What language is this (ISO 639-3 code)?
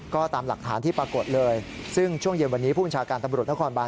tha